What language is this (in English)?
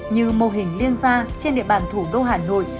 Vietnamese